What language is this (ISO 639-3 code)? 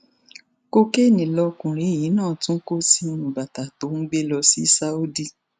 yor